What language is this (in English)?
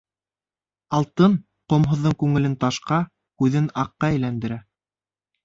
Bashkir